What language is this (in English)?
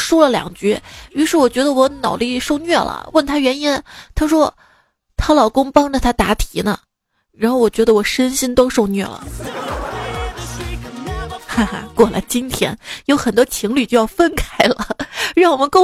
Chinese